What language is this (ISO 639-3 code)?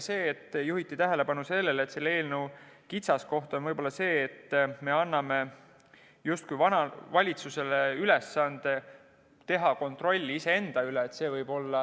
est